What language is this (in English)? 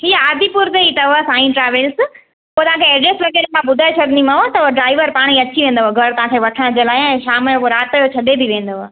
Sindhi